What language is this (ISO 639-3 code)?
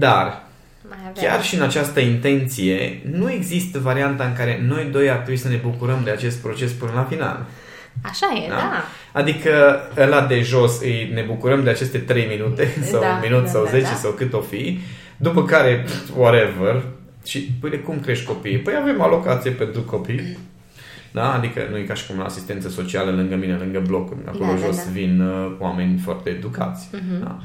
ron